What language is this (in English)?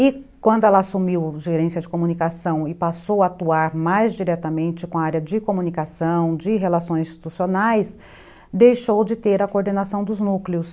Portuguese